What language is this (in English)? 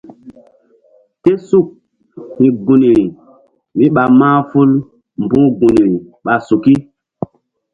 Mbum